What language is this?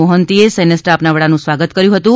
Gujarati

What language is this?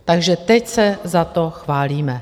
Czech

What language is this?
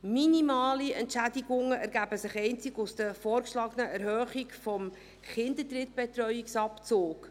Swiss German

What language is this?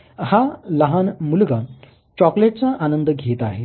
Marathi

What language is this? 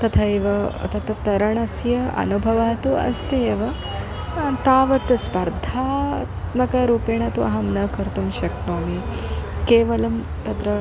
Sanskrit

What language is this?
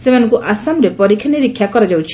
Odia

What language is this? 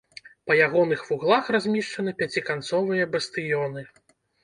Belarusian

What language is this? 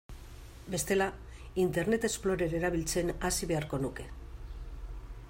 Basque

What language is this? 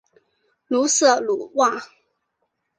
Chinese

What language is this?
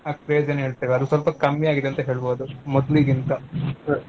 Kannada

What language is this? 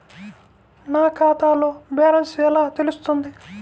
Telugu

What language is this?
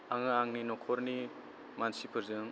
Bodo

